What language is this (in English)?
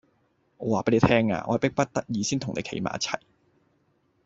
Cantonese